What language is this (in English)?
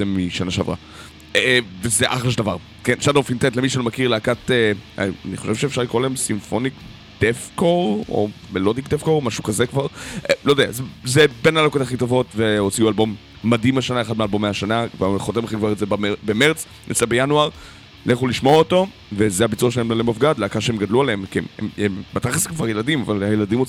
Hebrew